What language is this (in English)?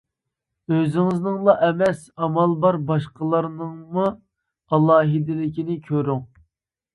Uyghur